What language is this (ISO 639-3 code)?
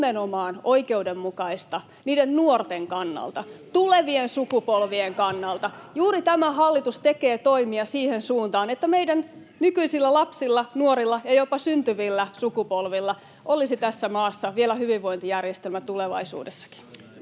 fin